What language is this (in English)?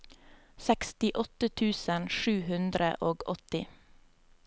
Norwegian